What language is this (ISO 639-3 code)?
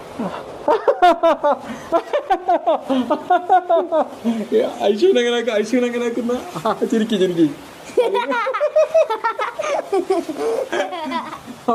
mal